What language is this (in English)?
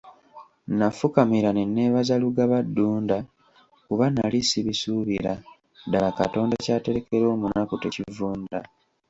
Ganda